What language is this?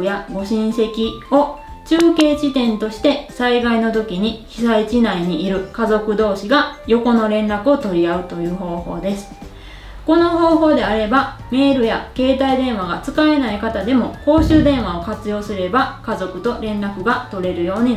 Japanese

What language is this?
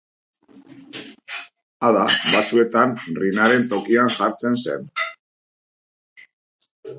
Basque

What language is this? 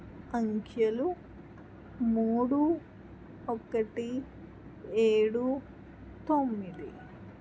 Telugu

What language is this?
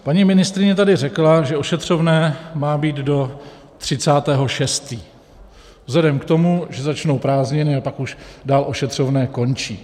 Czech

